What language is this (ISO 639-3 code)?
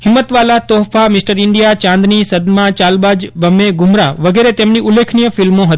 guj